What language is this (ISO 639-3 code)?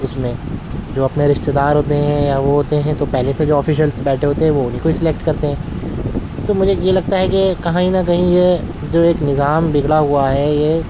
urd